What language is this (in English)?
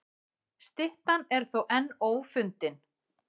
Icelandic